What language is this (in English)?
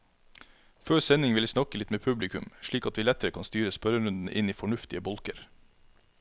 Norwegian